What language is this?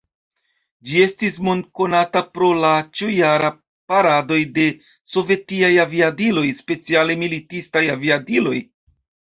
Esperanto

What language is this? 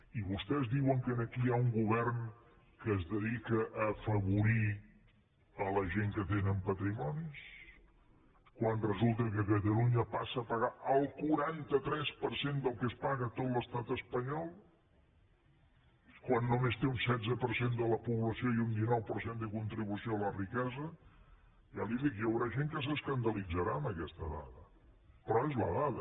Catalan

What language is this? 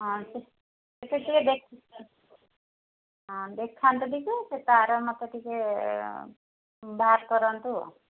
Odia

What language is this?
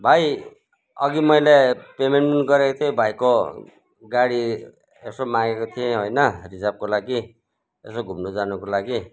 Nepali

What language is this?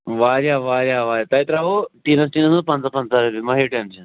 Kashmiri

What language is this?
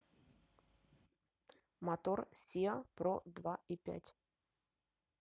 Russian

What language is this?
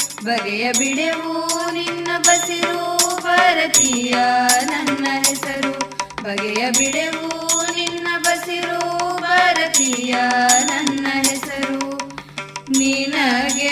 Kannada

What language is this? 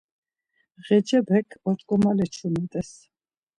Laz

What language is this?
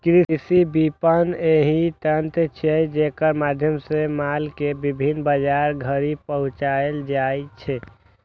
Maithili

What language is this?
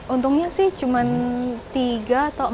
Indonesian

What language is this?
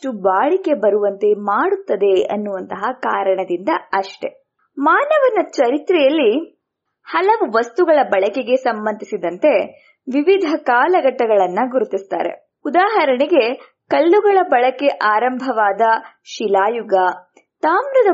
Kannada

